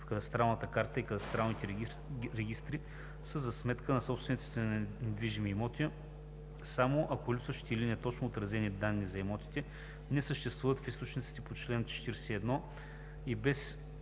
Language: Bulgarian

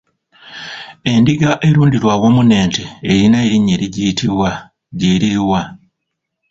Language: Ganda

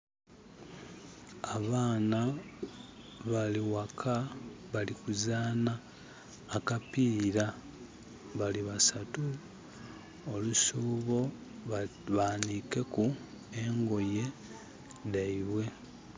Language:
Soga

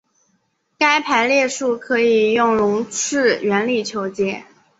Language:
Chinese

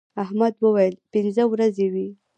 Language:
Pashto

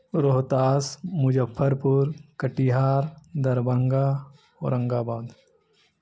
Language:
Urdu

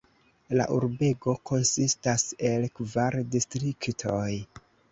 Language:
Esperanto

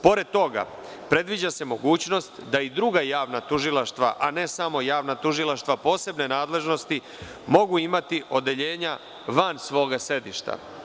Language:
Serbian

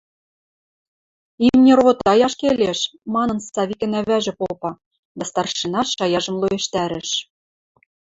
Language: Western Mari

